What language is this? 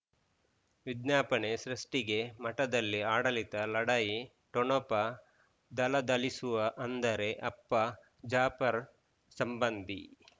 Kannada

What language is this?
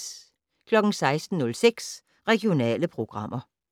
Danish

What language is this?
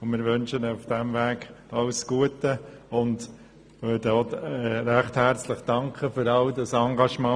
Swiss German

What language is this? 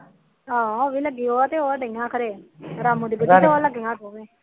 Punjabi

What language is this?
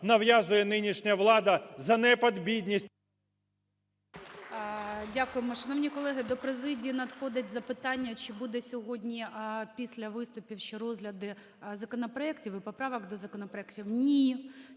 Ukrainian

